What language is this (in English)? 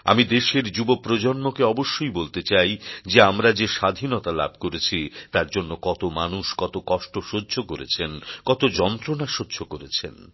Bangla